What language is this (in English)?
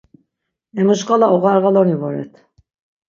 Laz